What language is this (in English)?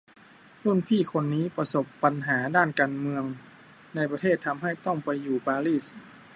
Thai